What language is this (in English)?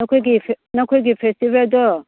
Manipuri